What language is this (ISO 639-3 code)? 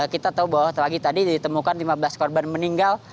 ind